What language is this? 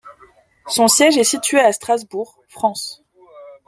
French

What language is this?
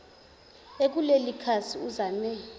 Zulu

